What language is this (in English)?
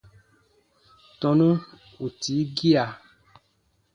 Baatonum